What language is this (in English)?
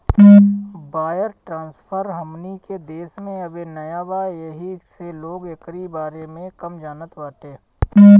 Bhojpuri